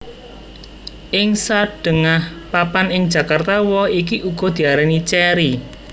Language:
Javanese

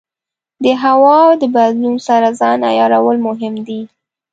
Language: Pashto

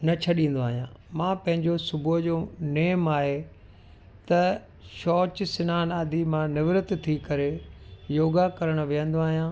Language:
Sindhi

